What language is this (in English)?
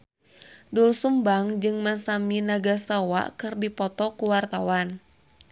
Sundanese